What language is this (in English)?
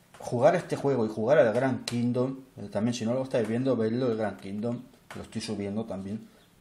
Spanish